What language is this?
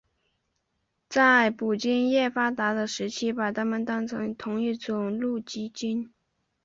Chinese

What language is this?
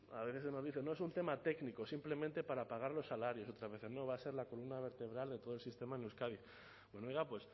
Spanish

